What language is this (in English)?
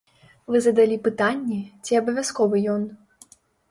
Belarusian